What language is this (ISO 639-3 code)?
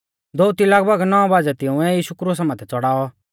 bfz